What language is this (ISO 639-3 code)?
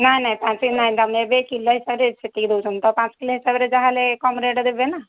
ori